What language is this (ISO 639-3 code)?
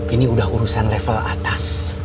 ind